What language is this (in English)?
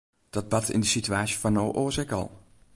Western Frisian